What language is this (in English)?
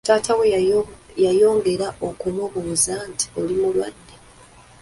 Ganda